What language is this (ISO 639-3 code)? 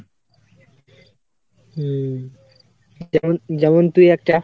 ben